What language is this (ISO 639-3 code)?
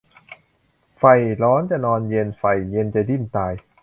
tha